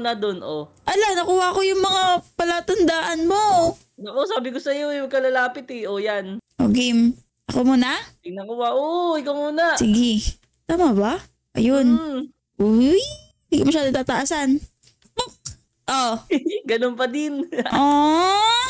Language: Filipino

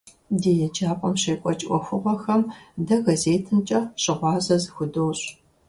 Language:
Kabardian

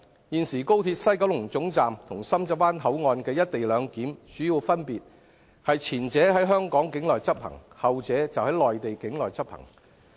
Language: Cantonese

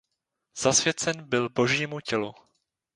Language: Czech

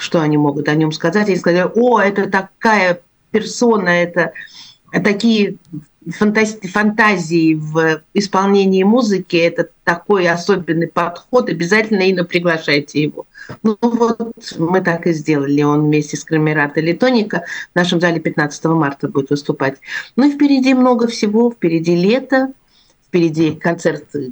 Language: Russian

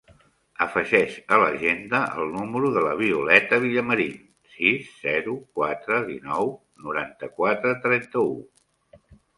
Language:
Catalan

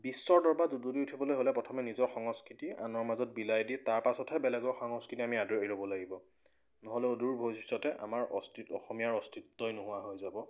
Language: Assamese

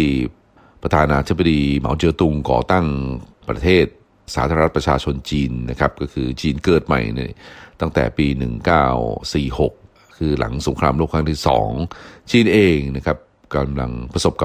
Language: Thai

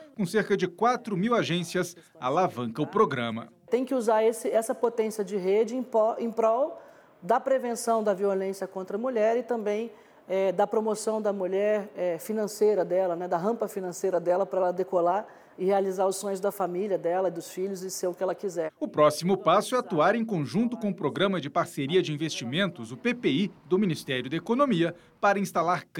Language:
Portuguese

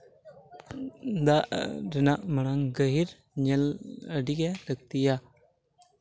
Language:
Santali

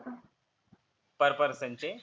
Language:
Marathi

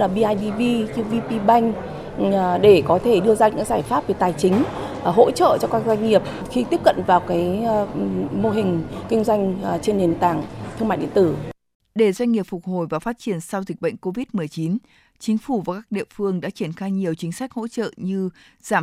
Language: Vietnamese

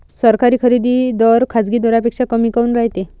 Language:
Marathi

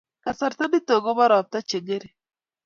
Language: Kalenjin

